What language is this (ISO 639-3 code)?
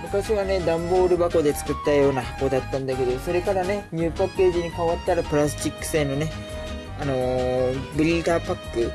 jpn